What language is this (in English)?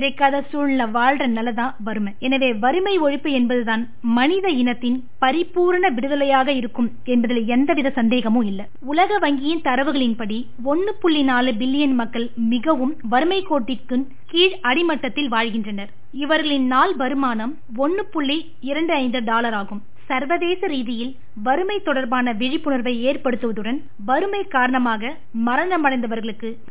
Tamil